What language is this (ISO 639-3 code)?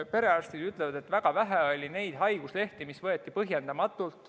est